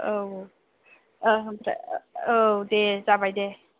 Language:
Bodo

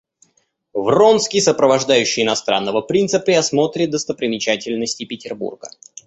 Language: Russian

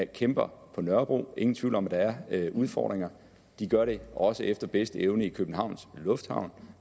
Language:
Danish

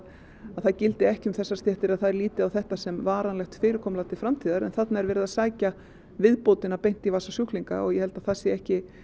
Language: Icelandic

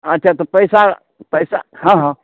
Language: Maithili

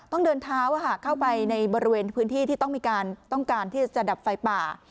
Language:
Thai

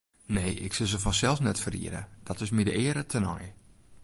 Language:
Western Frisian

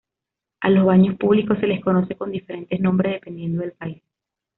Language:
Spanish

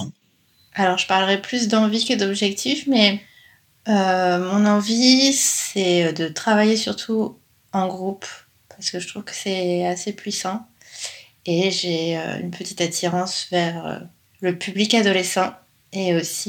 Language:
French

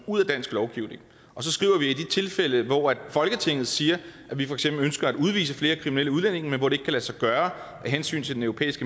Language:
Danish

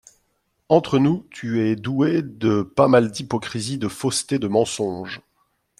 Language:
French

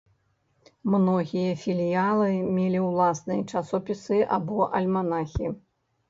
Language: Belarusian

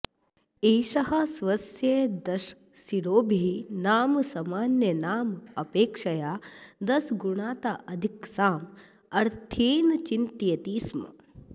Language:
Sanskrit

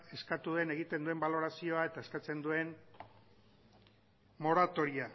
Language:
Basque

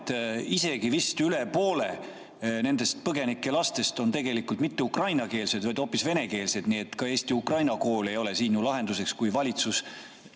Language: Estonian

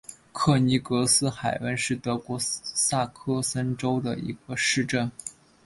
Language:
Chinese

